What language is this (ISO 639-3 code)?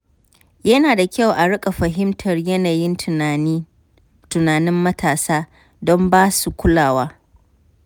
hau